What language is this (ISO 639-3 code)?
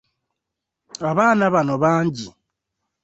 lug